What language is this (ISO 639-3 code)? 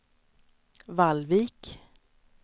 swe